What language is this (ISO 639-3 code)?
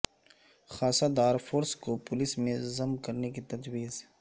urd